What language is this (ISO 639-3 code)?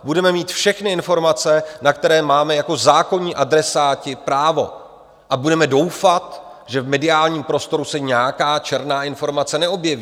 ces